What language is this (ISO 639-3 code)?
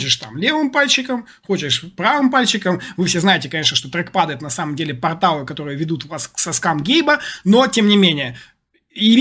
rus